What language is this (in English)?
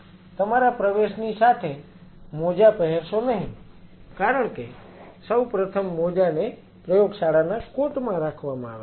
Gujarati